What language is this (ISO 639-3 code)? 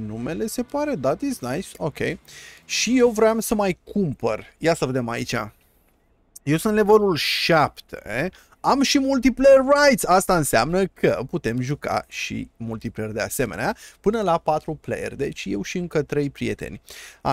ron